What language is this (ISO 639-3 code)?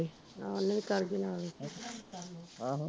pan